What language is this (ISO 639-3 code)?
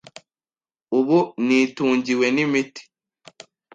kin